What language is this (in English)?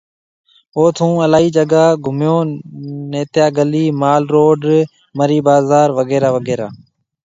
Marwari (Pakistan)